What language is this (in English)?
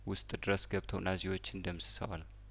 Amharic